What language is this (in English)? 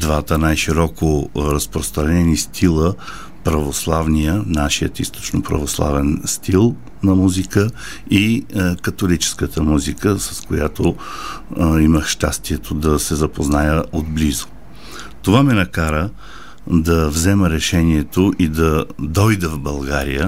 Bulgarian